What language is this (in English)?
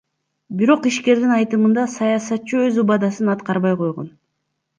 Kyrgyz